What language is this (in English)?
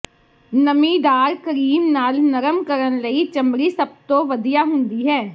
Punjabi